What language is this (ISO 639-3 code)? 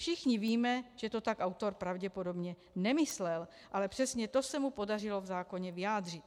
ces